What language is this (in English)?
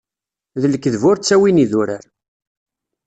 Kabyle